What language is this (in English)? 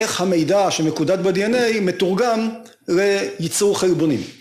Hebrew